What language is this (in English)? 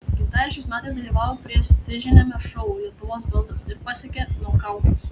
Lithuanian